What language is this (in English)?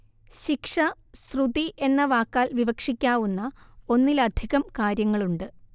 Malayalam